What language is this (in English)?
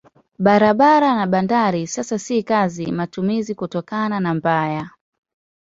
Swahili